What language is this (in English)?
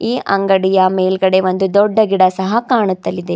Kannada